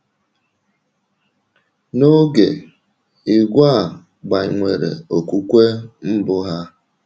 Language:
Igbo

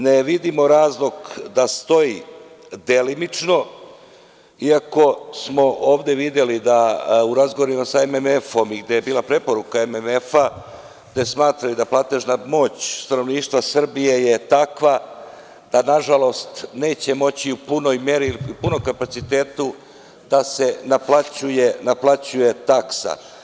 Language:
Serbian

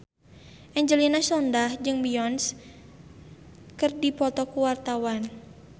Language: Sundanese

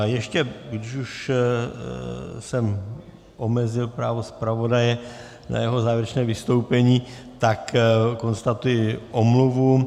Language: Czech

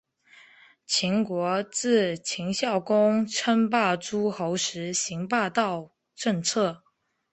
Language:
Chinese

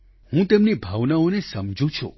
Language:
Gujarati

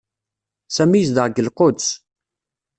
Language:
Kabyle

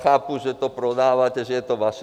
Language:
Czech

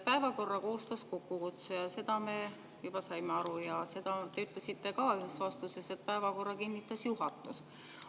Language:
Estonian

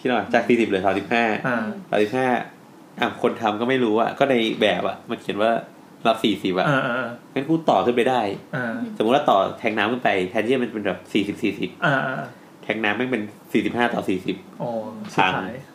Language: Thai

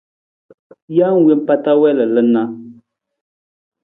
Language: Nawdm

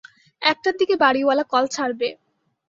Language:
Bangla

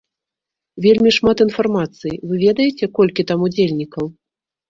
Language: Belarusian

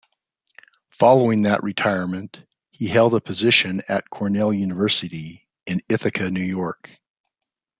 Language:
English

